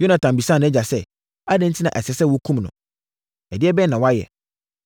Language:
Akan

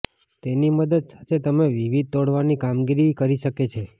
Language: Gujarati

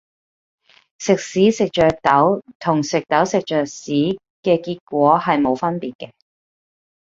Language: Cantonese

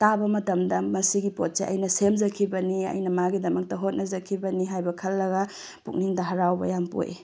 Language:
Manipuri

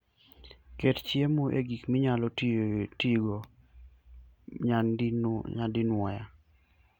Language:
Luo (Kenya and Tanzania)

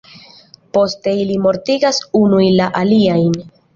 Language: Esperanto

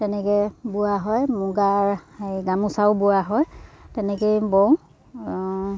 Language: Assamese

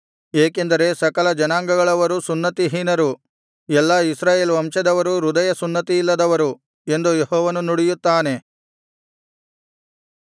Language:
Kannada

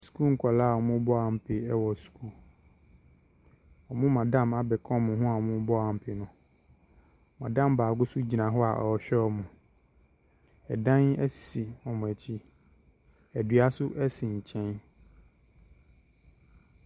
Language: Akan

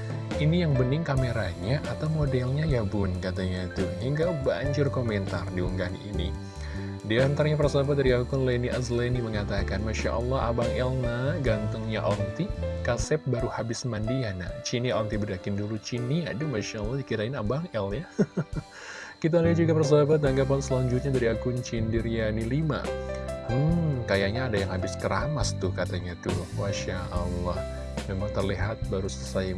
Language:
Indonesian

